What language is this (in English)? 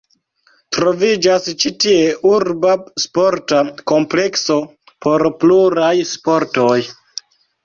Esperanto